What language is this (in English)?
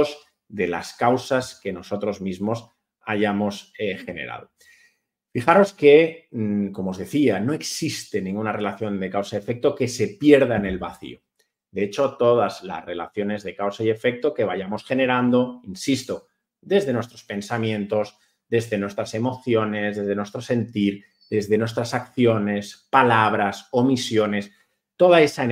Spanish